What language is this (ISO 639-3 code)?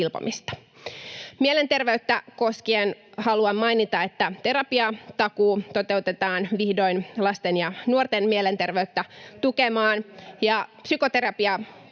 fin